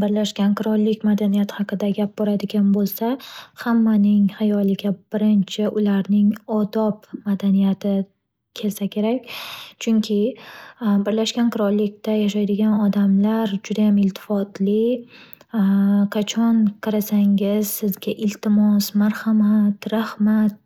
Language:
Uzbek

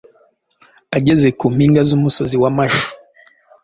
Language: Kinyarwanda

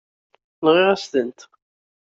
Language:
Kabyle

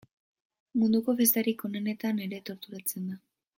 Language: Basque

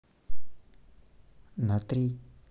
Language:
Russian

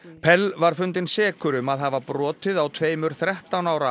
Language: Icelandic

